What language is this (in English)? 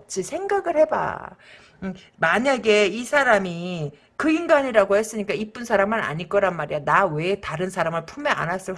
Korean